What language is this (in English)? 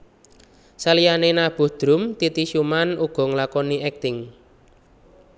Javanese